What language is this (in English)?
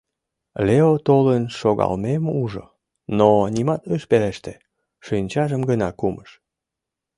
Mari